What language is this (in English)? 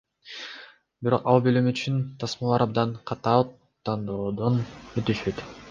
Kyrgyz